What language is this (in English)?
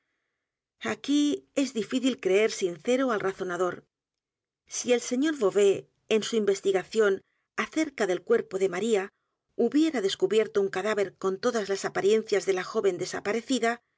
Spanish